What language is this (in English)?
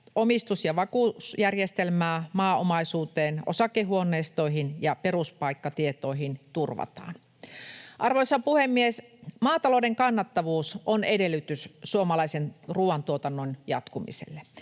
Finnish